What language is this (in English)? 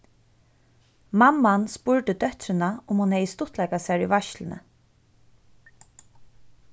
Faroese